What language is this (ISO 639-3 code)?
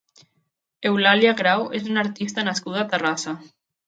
cat